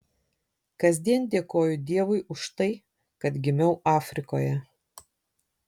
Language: Lithuanian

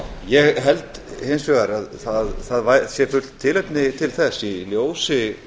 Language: Icelandic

